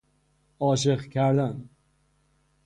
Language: Persian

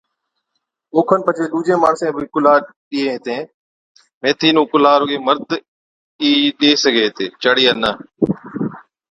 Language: Od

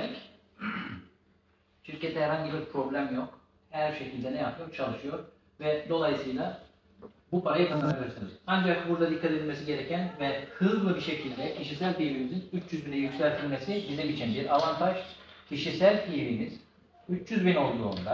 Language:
Turkish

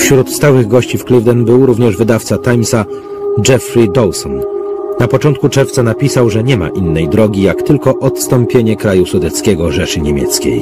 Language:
Polish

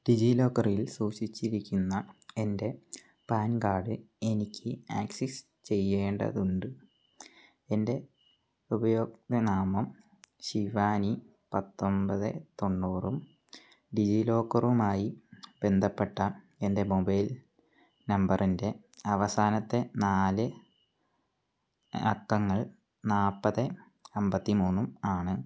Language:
Malayalam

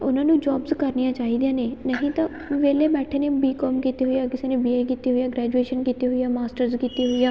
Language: Punjabi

